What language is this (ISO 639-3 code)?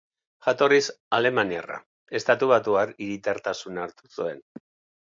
eus